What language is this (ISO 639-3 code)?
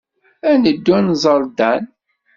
kab